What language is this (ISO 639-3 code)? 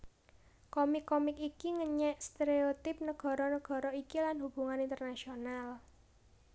jav